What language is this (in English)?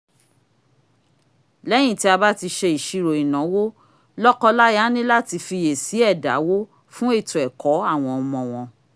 Yoruba